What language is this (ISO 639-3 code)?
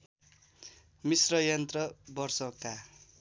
nep